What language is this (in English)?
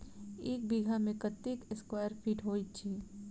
Maithili